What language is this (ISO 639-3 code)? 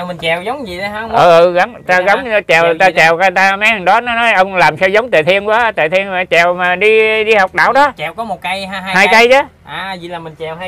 vie